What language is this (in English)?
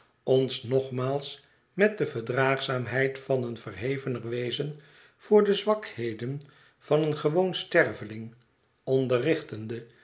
Dutch